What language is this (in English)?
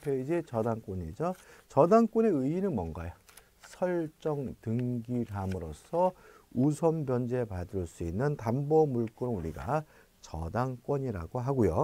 Korean